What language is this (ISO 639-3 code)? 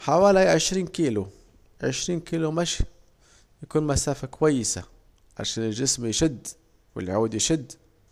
aec